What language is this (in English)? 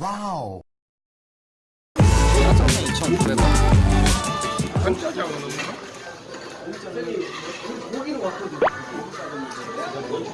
Korean